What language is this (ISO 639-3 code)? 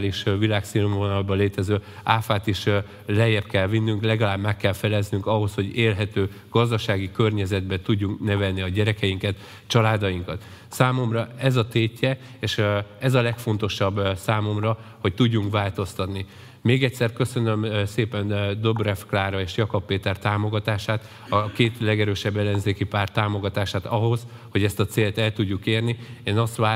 hun